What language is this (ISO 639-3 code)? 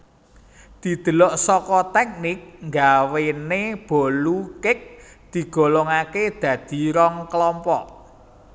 jav